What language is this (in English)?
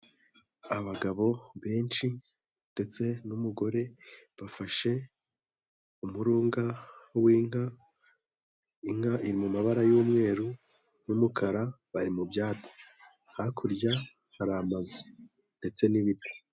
Kinyarwanda